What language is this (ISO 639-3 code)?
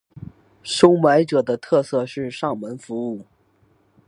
zho